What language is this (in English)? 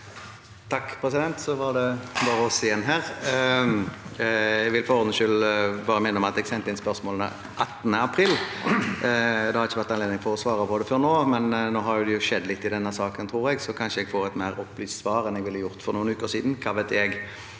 Norwegian